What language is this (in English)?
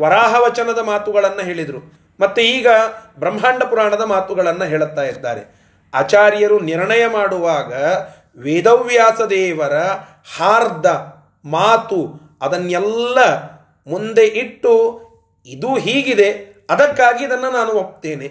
Kannada